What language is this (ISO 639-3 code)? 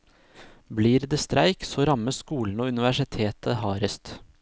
nor